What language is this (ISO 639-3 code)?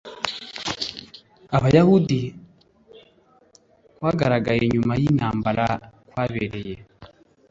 kin